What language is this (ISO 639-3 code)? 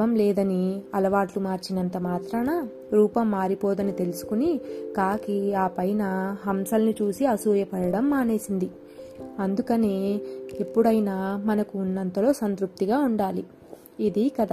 tel